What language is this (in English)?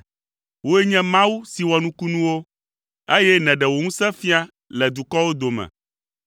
Ewe